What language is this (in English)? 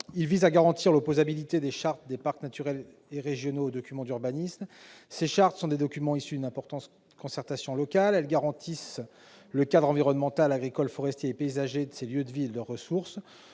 French